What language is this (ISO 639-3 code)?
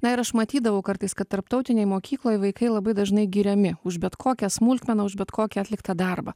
lit